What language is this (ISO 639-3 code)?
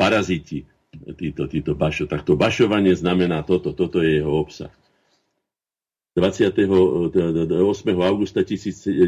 slk